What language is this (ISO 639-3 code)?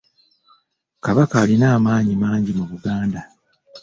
lug